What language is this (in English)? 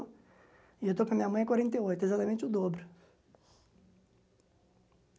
Portuguese